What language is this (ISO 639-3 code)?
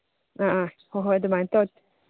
mni